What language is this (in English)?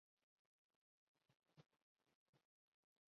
Urdu